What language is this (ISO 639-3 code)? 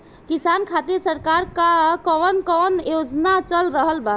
bho